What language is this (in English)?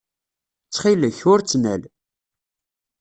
Kabyle